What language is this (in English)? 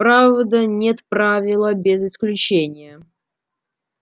Russian